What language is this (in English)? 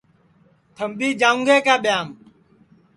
Sansi